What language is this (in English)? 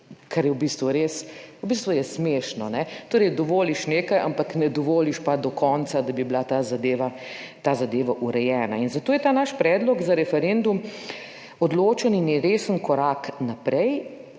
Slovenian